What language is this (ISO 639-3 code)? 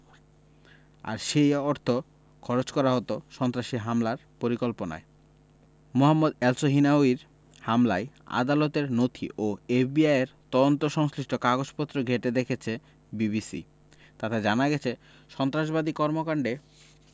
ben